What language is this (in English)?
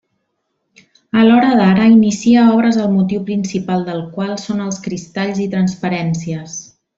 Catalan